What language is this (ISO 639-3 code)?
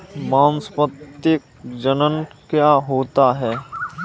hin